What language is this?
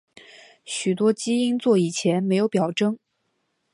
Chinese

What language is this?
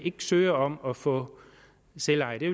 Danish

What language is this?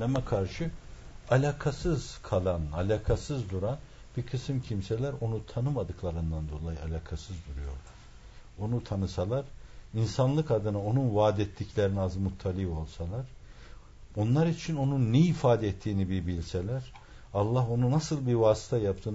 Turkish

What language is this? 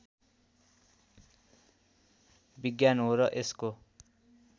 Nepali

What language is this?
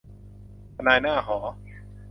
Thai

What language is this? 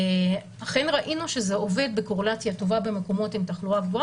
Hebrew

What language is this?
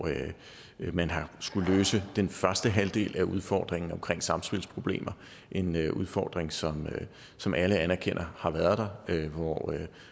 Danish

